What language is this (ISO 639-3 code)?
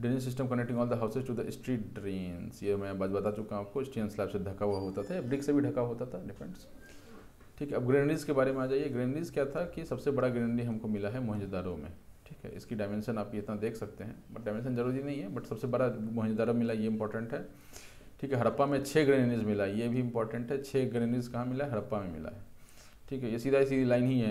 hin